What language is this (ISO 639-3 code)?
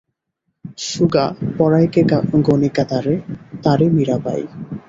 ben